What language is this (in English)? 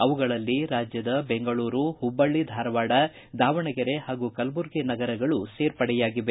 Kannada